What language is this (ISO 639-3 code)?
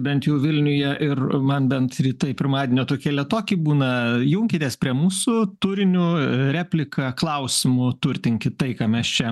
lit